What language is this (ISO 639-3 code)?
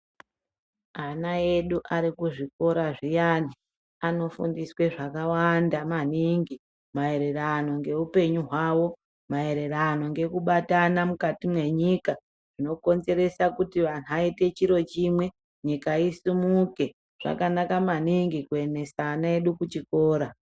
ndc